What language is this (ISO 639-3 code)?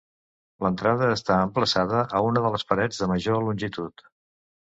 cat